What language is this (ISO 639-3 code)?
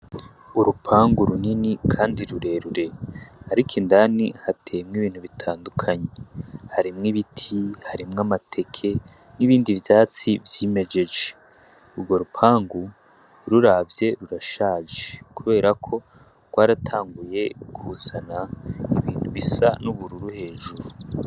run